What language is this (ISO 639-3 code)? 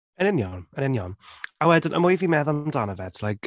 cym